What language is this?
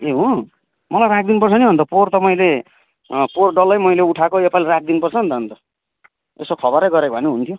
Nepali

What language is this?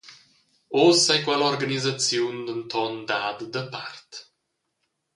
Romansh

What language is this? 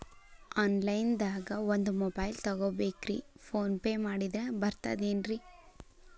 Kannada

